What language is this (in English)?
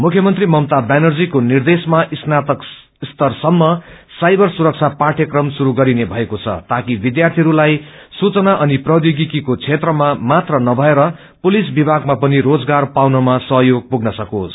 Nepali